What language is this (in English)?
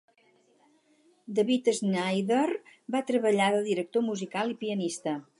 Catalan